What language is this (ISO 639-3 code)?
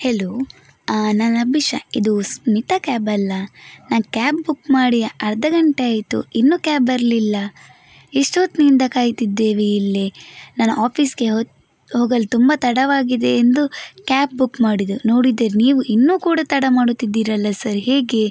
kan